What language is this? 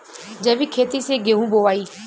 Bhojpuri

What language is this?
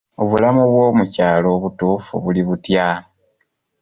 Ganda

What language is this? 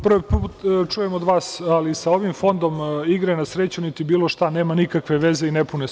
Serbian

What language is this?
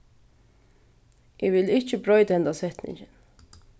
Faroese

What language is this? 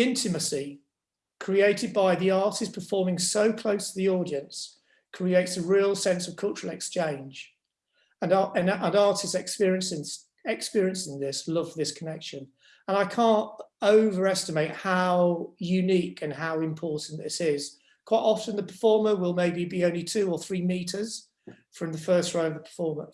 English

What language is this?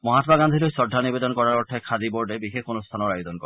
Assamese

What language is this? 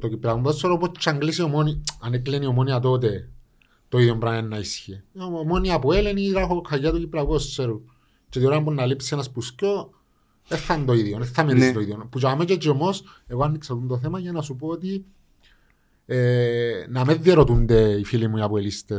Greek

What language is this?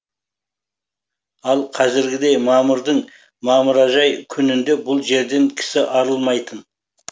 Kazakh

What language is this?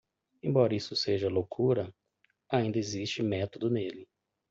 Portuguese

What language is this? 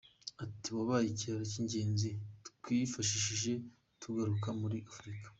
Kinyarwanda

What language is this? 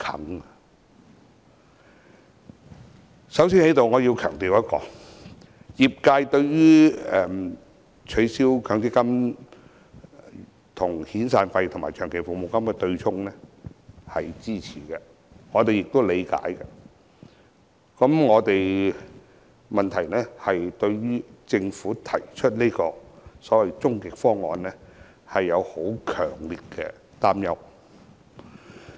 Cantonese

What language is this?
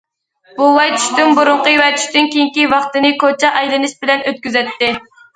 Uyghur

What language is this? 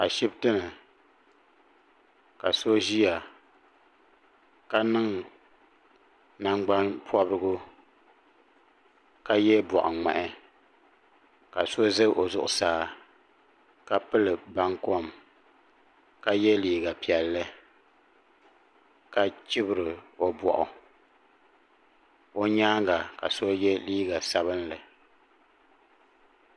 Dagbani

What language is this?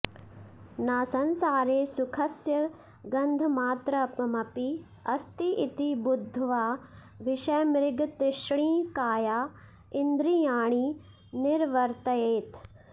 Sanskrit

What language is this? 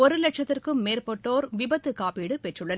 Tamil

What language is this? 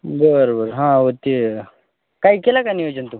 Marathi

